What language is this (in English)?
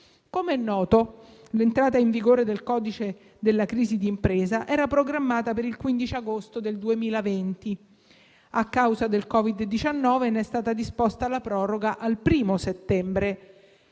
Italian